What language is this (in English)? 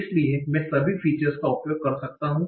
Hindi